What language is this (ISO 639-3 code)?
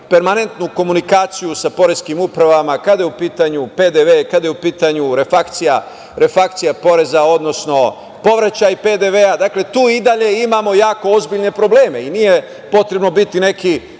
srp